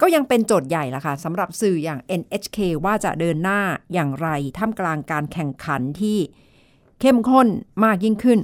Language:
Thai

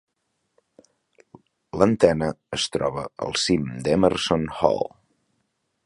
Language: Catalan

